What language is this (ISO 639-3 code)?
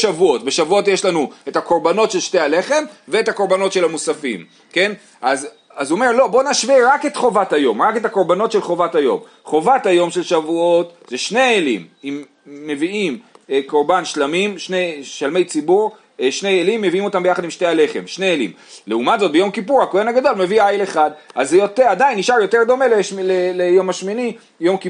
heb